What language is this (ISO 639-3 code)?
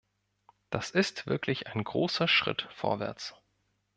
deu